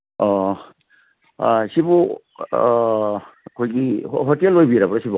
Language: Manipuri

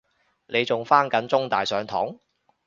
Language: Cantonese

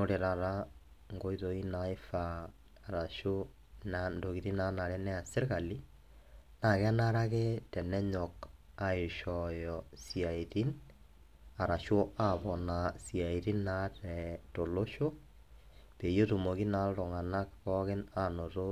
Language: Masai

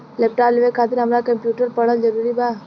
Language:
Bhojpuri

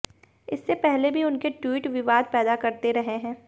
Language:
Hindi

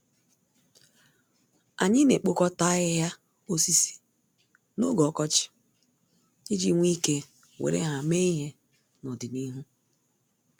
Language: Igbo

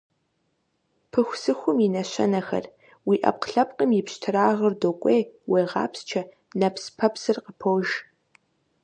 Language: Kabardian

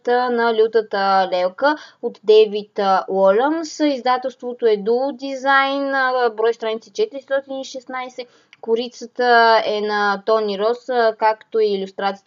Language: Bulgarian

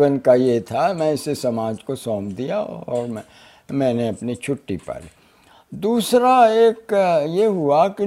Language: Hindi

